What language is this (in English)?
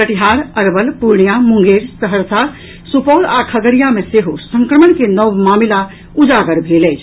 Maithili